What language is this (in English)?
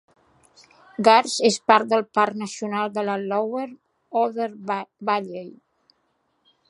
Catalan